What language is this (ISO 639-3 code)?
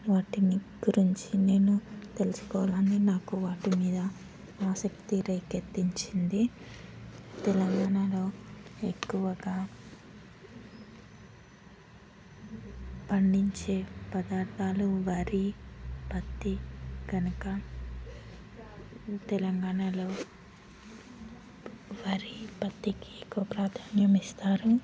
tel